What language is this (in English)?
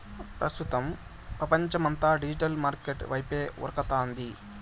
Telugu